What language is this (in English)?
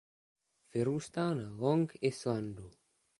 Czech